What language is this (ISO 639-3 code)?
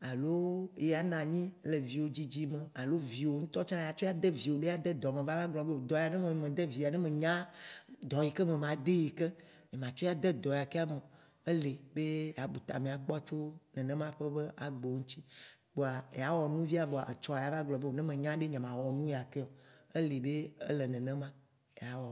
wci